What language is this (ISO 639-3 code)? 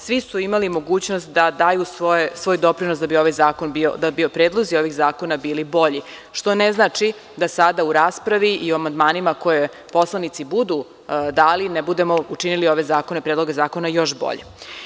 srp